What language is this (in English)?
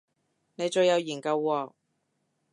Cantonese